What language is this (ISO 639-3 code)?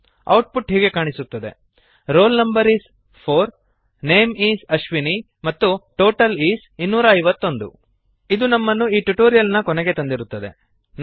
kan